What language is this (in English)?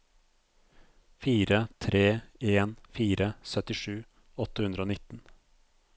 Norwegian